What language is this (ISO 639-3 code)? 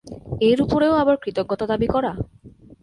ben